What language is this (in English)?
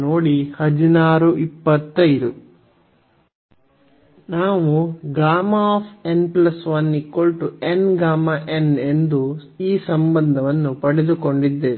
Kannada